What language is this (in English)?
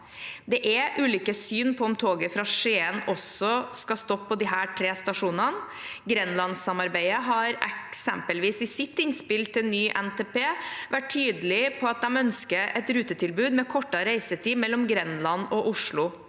Norwegian